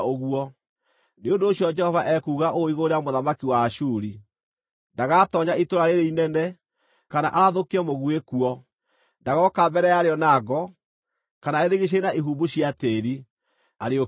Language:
Kikuyu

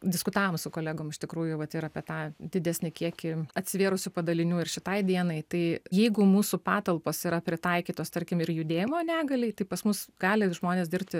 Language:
Lithuanian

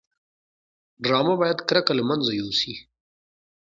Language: Pashto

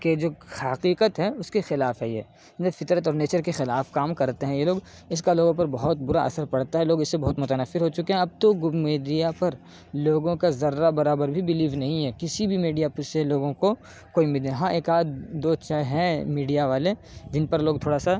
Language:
Urdu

